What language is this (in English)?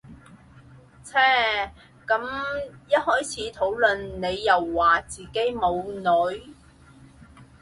Cantonese